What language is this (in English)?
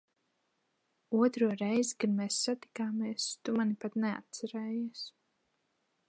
Latvian